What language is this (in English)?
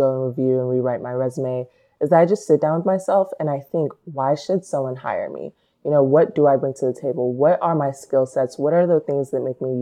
English